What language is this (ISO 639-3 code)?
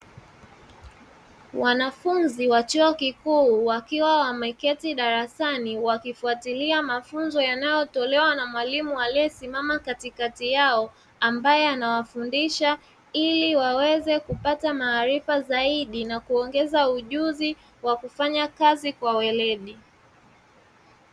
swa